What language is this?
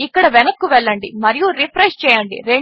Telugu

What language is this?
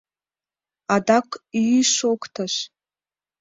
Mari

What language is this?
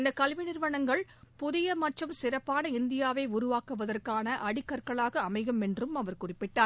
Tamil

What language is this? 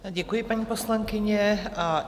Czech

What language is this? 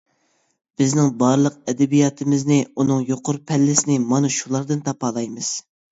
Uyghur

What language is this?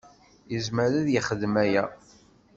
Kabyle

